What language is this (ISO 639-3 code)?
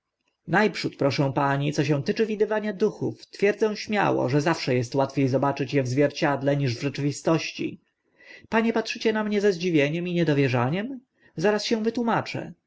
pol